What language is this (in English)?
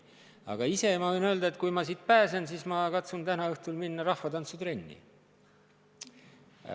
Estonian